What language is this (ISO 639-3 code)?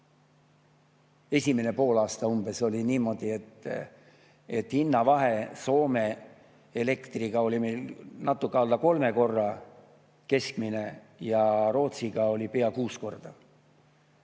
est